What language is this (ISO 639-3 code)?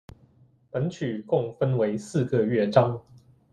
zho